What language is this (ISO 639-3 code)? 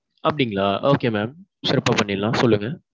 tam